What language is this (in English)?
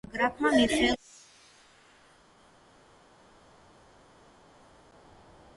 Georgian